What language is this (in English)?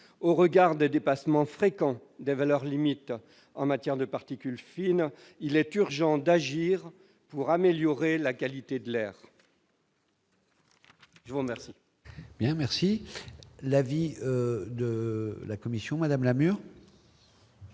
French